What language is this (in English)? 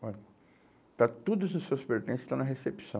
Portuguese